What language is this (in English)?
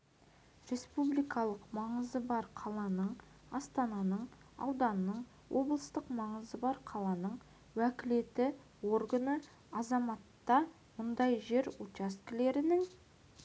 Kazakh